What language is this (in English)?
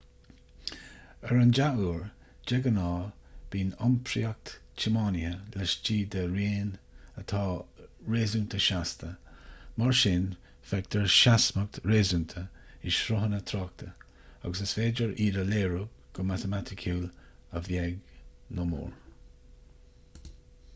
Irish